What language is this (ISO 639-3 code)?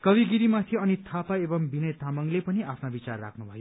nep